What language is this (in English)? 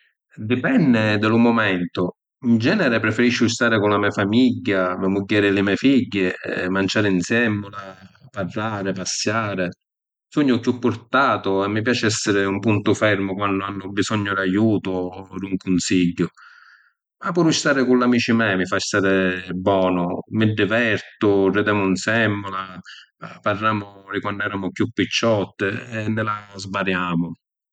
Sicilian